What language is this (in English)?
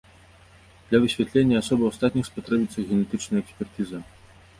Belarusian